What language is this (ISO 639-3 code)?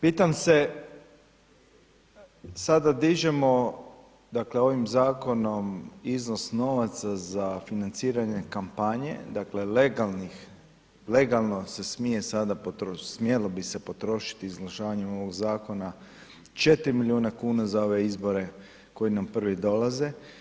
hrv